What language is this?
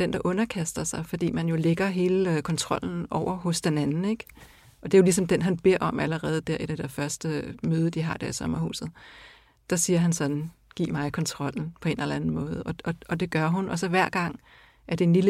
Danish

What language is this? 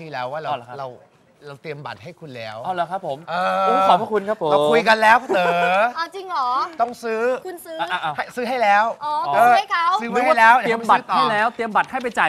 Thai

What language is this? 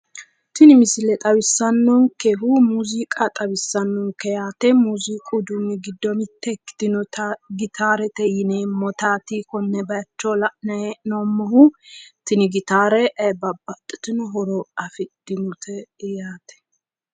Sidamo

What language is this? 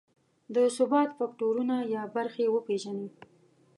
Pashto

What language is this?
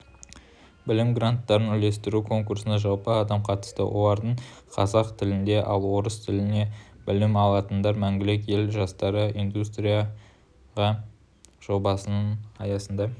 Kazakh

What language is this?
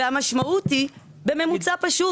Hebrew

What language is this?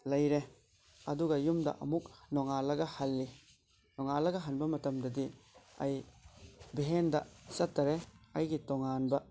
Manipuri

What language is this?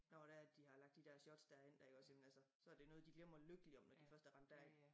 Danish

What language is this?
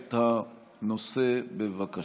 Hebrew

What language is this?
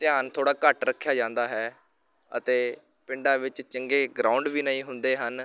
Punjabi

